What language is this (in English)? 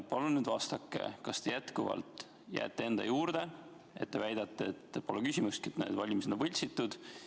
Estonian